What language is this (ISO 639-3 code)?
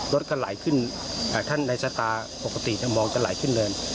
tha